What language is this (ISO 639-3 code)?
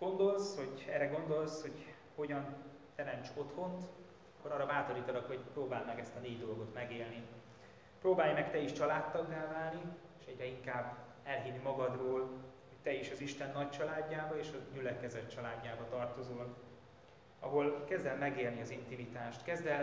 hun